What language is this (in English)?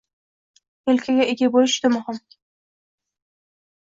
Uzbek